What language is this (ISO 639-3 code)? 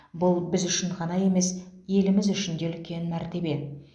kaz